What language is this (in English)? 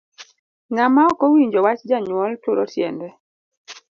Luo (Kenya and Tanzania)